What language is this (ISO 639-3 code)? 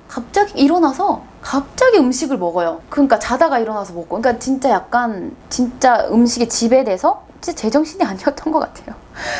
kor